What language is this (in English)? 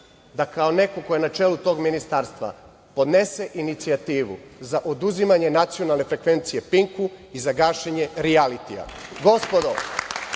Serbian